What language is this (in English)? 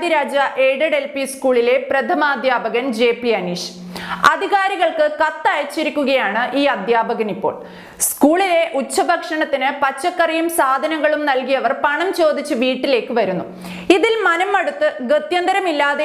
Norwegian